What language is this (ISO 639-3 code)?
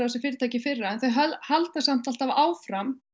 isl